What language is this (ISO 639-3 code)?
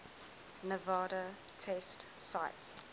eng